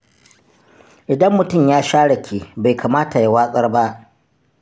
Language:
Hausa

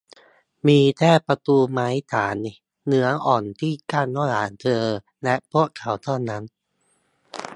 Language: Thai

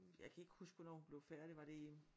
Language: Danish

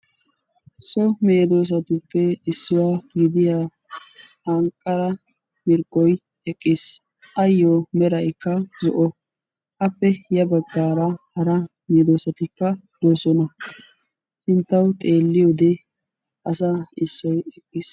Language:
Wolaytta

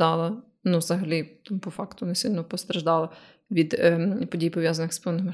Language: Ukrainian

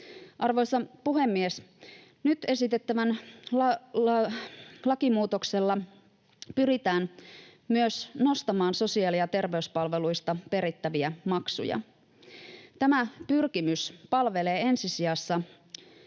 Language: Finnish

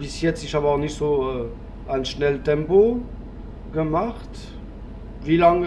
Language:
German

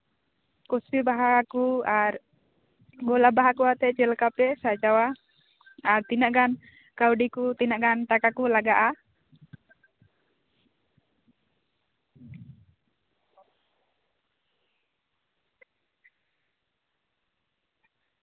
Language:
Santali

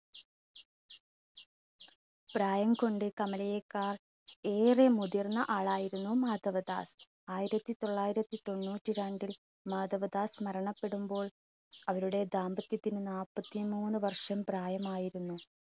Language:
Malayalam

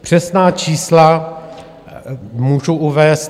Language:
Czech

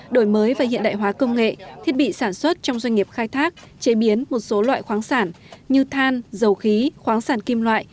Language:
Vietnamese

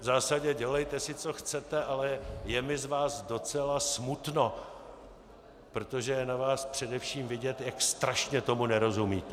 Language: Czech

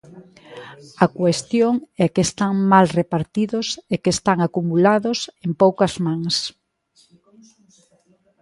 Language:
Galician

